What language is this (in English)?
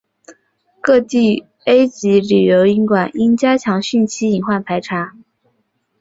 Chinese